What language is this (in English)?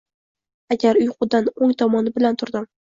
Uzbek